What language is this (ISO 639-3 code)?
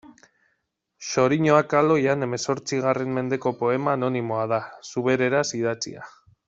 eus